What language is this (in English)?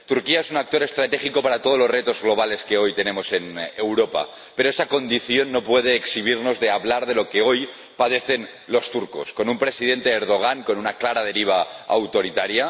Spanish